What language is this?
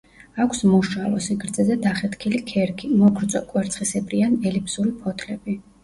Georgian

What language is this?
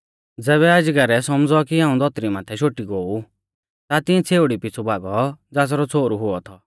Mahasu Pahari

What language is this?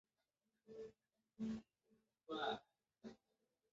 Chinese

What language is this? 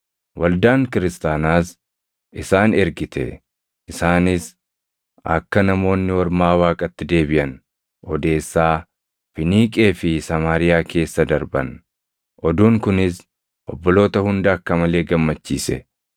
Oromo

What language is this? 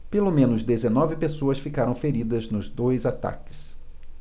Portuguese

